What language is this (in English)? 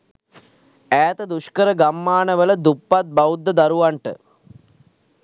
Sinhala